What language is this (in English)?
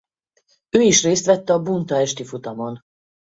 Hungarian